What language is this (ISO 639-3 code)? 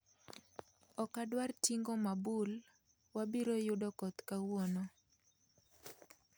luo